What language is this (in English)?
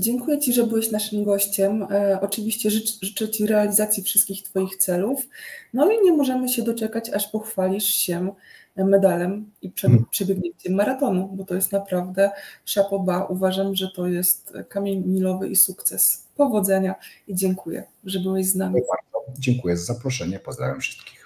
Polish